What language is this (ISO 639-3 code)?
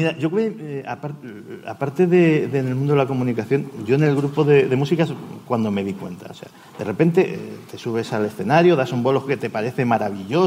spa